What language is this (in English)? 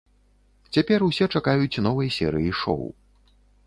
Belarusian